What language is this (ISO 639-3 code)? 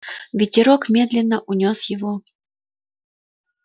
rus